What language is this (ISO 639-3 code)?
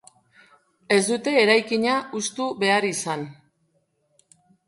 eus